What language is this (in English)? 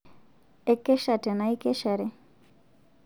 Masai